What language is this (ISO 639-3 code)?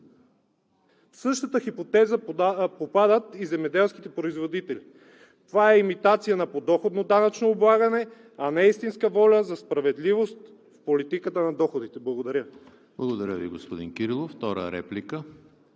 bul